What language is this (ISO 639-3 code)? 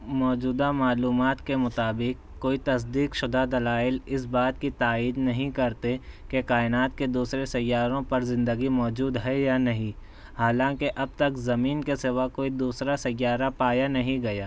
urd